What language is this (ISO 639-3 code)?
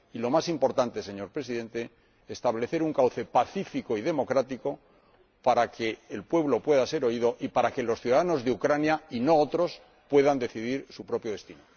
spa